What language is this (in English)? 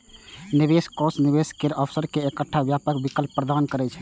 Maithili